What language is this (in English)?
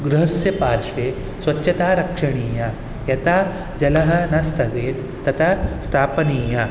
Sanskrit